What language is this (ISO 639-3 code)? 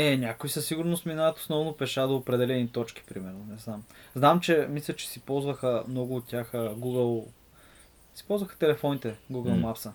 bul